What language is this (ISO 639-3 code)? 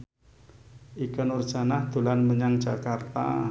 jav